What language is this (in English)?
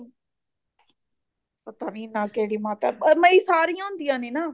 Punjabi